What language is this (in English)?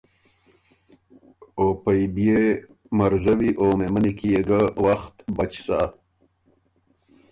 Ormuri